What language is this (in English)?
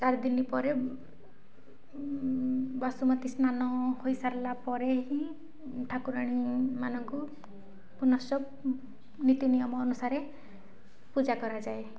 Odia